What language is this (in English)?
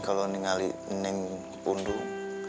Indonesian